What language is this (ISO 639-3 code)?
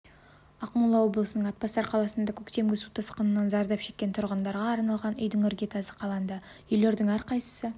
kaz